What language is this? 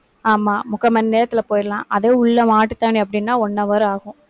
Tamil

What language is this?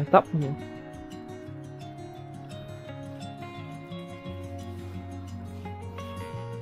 Vietnamese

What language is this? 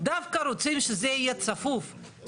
Hebrew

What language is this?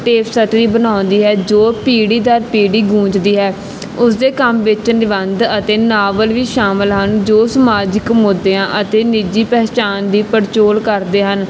Punjabi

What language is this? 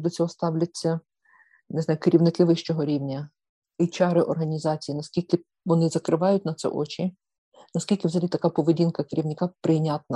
Ukrainian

